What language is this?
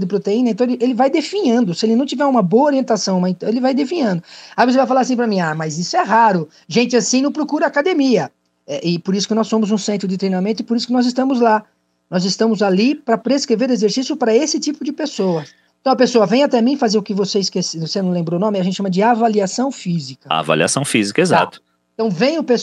Portuguese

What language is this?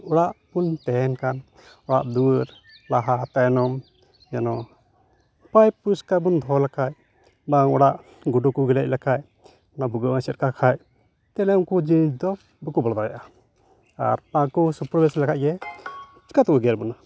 Santali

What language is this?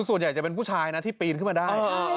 Thai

